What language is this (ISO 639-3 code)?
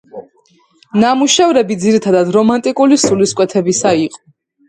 kat